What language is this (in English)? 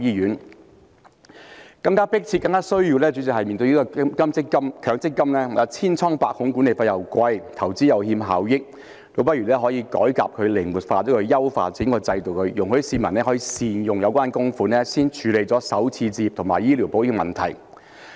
Cantonese